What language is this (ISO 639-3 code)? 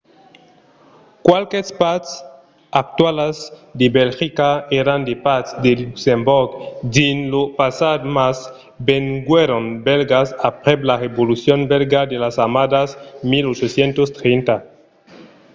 oci